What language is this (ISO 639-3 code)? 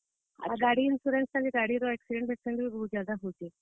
ori